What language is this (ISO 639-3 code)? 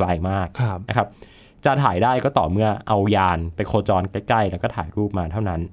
tha